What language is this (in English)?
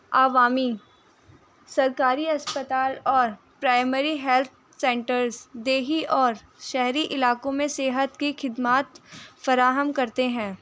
Urdu